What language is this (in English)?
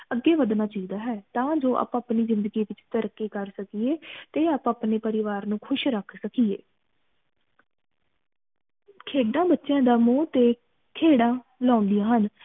Punjabi